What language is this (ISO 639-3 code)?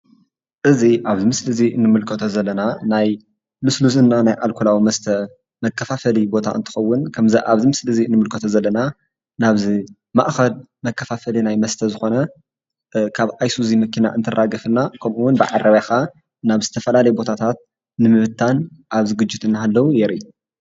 tir